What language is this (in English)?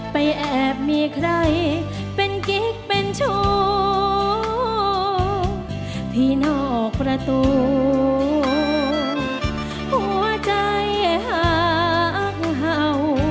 Thai